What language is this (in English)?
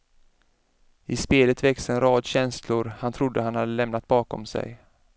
Swedish